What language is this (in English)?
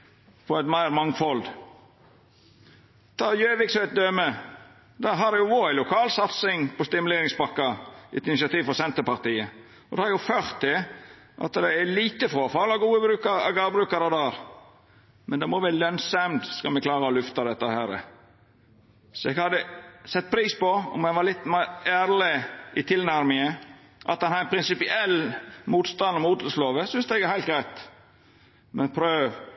Norwegian Nynorsk